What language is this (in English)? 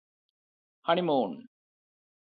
Malayalam